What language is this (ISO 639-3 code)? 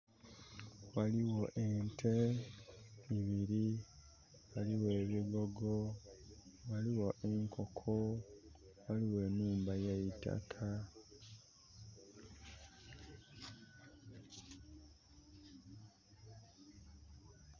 xog